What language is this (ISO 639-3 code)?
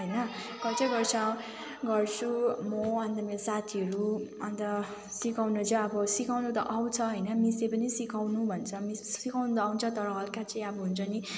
nep